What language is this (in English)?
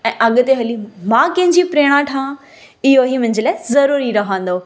Sindhi